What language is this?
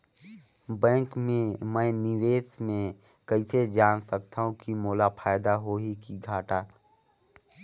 Chhattisgarhi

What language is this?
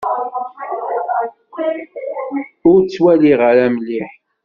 Kabyle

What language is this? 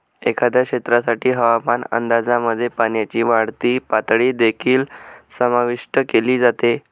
Marathi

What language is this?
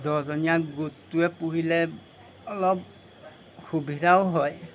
Assamese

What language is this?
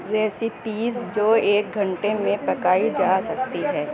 Urdu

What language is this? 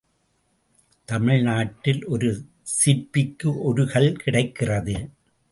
Tamil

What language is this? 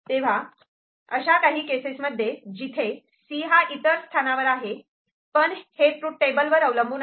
Marathi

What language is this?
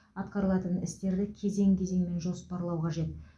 Kazakh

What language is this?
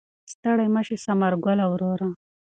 Pashto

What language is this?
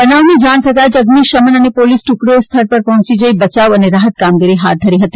Gujarati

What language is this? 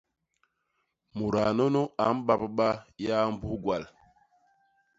Basaa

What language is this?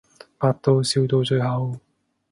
Cantonese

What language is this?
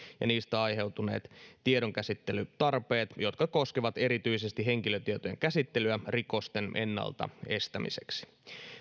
Finnish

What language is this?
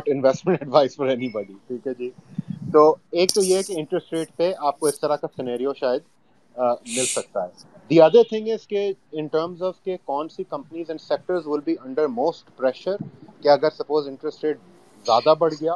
Urdu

